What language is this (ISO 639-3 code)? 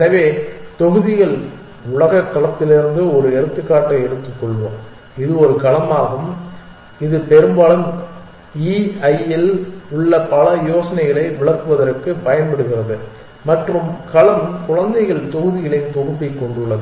tam